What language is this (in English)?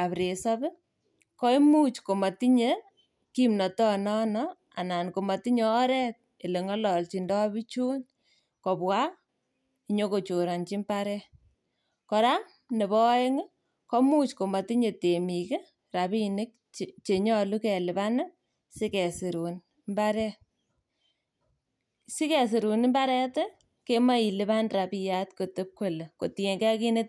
Kalenjin